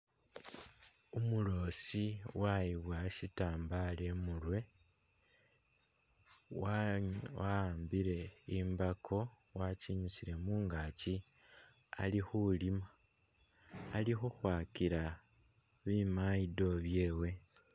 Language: Masaaba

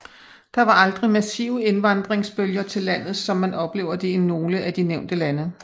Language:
Danish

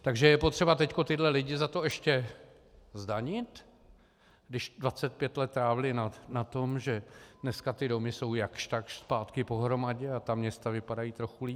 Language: Czech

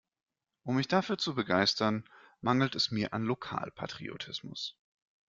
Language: German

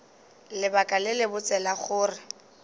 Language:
Northern Sotho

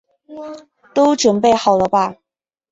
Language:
Chinese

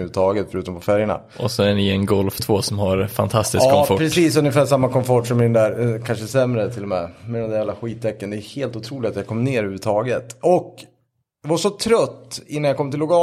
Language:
Swedish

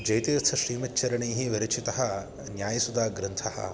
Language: Sanskrit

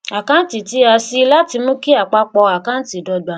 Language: Yoruba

